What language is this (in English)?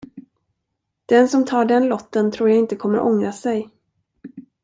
Swedish